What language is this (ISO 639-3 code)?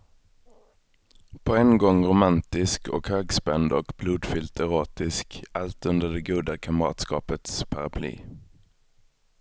swe